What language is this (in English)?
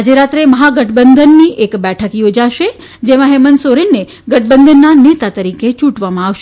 Gujarati